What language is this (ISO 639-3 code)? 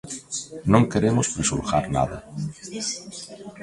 glg